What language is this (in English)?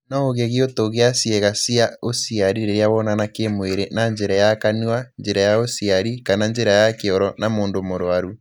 Kikuyu